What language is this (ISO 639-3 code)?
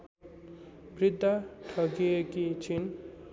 nep